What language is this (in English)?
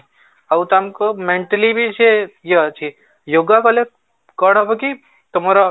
Odia